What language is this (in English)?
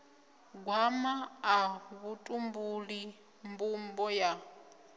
Venda